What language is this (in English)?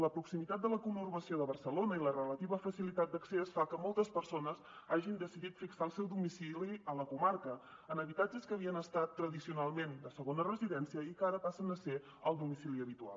Catalan